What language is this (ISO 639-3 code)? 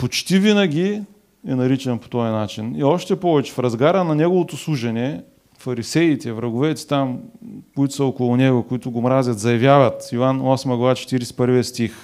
bul